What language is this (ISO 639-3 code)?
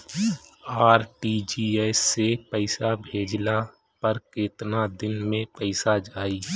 bho